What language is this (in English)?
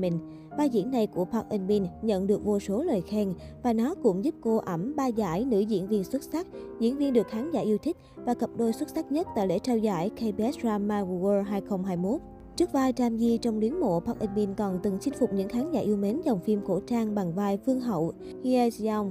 Vietnamese